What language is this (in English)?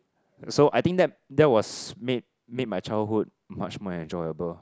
English